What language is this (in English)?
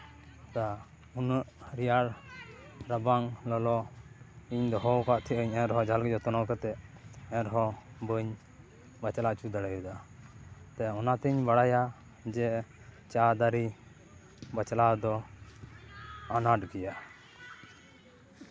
Santali